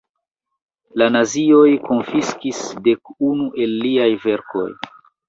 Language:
Esperanto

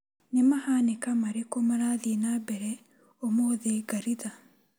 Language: Kikuyu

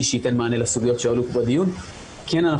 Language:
Hebrew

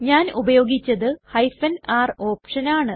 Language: Malayalam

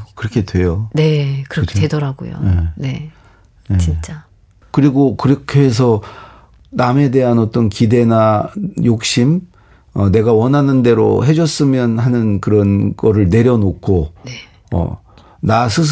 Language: Korean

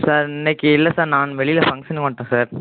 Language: Tamil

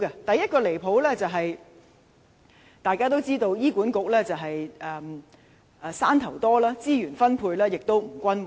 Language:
Cantonese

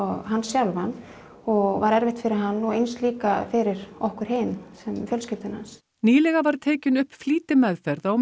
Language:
Icelandic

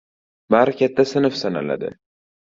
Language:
Uzbek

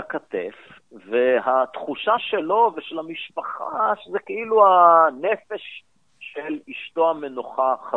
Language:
Hebrew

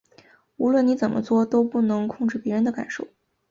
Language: Chinese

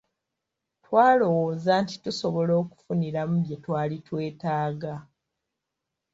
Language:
Ganda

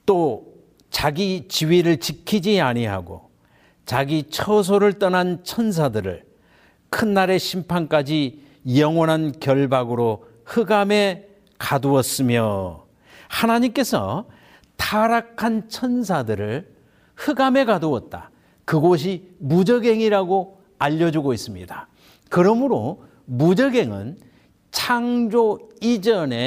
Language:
Korean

